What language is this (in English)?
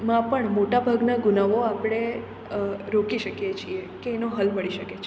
Gujarati